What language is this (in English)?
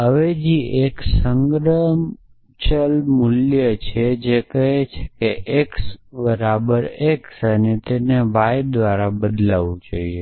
Gujarati